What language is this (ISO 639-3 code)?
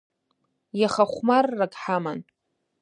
abk